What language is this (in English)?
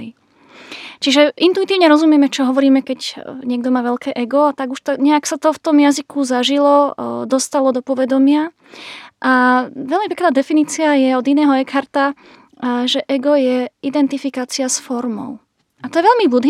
Slovak